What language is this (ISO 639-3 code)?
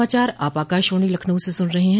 hin